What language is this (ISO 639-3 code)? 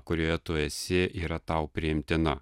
lit